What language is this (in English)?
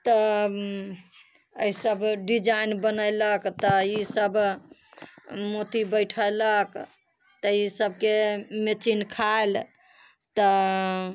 Maithili